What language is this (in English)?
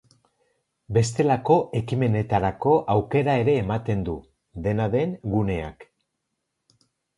Basque